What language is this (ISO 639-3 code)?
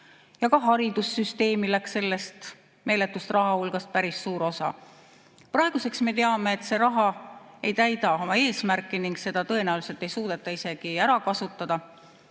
est